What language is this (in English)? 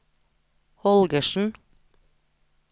Norwegian